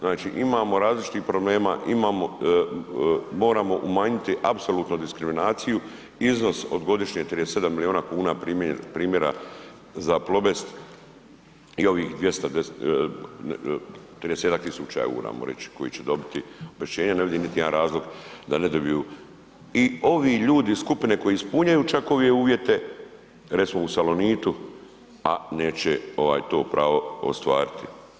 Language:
Croatian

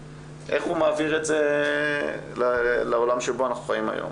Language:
Hebrew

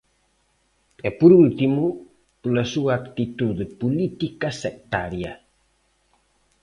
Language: Galician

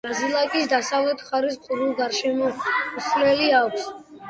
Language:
Georgian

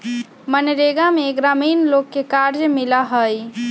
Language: Magahi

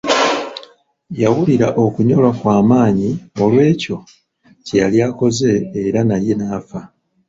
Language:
Ganda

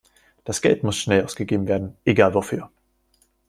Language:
German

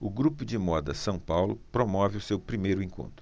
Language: Portuguese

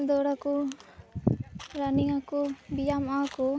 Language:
Santali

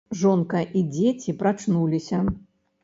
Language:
Belarusian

